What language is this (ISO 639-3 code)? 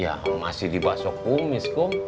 ind